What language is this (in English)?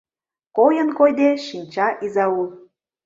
Mari